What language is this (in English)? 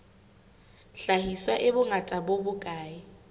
Southern Sotho